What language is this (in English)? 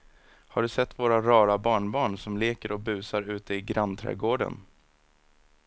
Swedish